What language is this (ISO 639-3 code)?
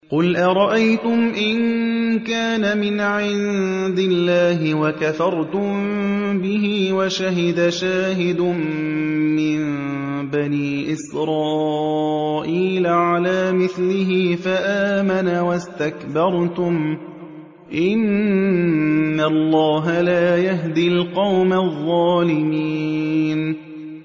ara